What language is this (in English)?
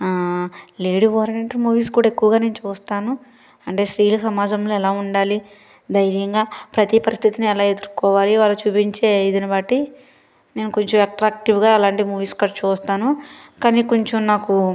Telugu